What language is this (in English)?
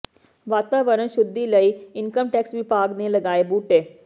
Punjabi